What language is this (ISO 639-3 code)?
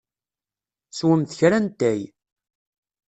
kab